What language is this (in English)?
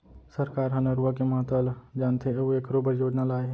Chhattisgarhi